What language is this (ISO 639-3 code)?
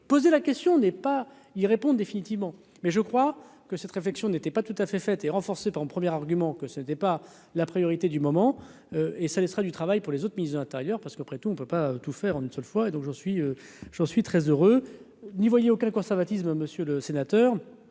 fra